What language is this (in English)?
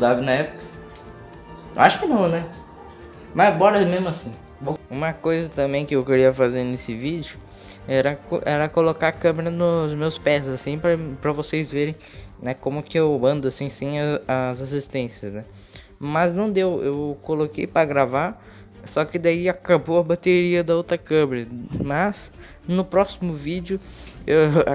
Portuguese